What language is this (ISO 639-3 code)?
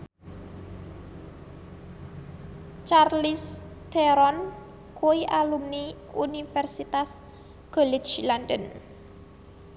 jav